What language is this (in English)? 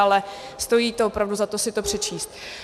Czech